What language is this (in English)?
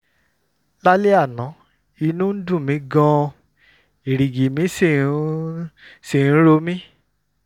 Yoruba